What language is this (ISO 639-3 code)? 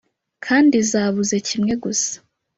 kin